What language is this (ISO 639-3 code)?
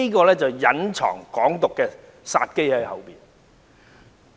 yue